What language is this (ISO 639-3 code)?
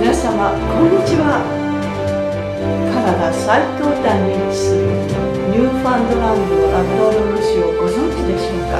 jpn